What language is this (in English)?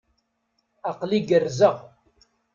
Kabyle